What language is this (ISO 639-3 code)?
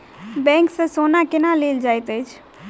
mai